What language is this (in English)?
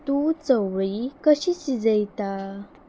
Konkani